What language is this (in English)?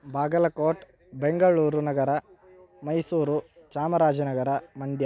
Sanskrit